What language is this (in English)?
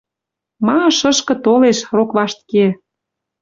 Western Mari